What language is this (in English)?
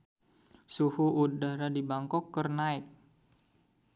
Sundanese